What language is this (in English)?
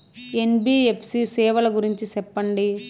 Telugu